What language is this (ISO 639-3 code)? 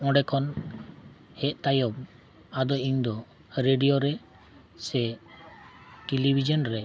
sat